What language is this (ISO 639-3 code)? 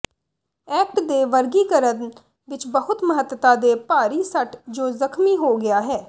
pan